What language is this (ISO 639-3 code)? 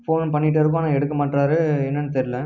tam